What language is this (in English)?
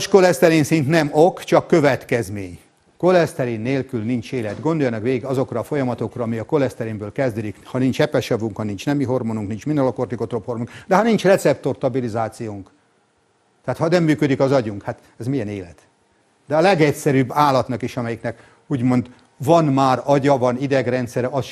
Hungarian